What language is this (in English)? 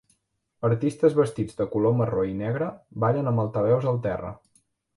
Catalan